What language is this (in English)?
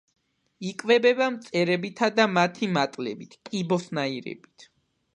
Georgian